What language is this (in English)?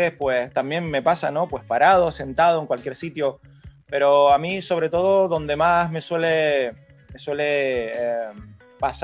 Spanish